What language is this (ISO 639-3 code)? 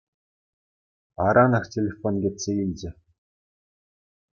chv